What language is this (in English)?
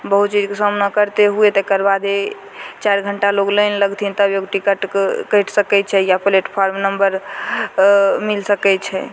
Maithili